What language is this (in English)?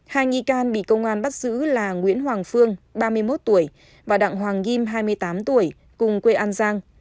Vietnamese